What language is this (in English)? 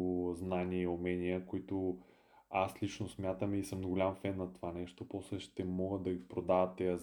Bulgarian